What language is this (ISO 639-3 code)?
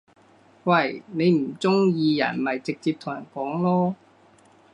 yue